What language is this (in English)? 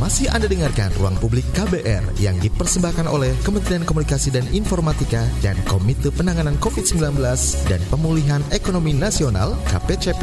Indonesian